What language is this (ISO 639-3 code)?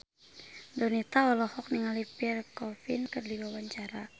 sun